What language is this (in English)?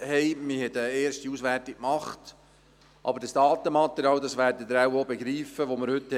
Swiss German